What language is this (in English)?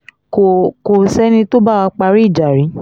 Yoruba